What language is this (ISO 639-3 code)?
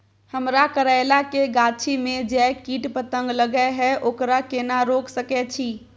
mai